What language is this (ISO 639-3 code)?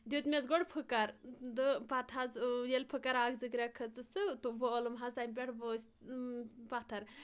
kas